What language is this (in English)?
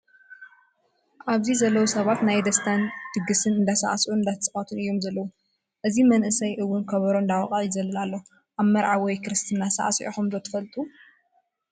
Tigrinya